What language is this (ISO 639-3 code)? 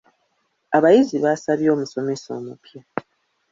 lug